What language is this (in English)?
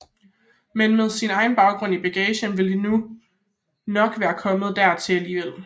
Danish